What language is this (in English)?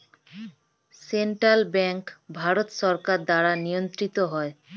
Bangla